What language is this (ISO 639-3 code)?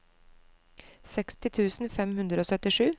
nor